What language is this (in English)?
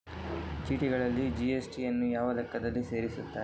Kannada